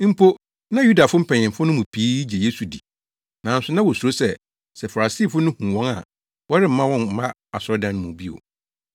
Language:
Akan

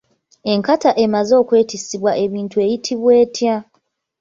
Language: Ganda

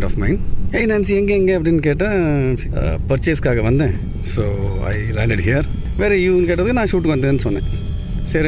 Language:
Tamil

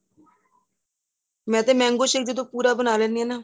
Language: Punjabi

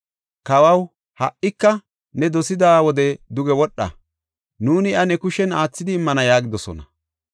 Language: Gofa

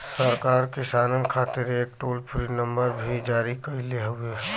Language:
Bhojpuri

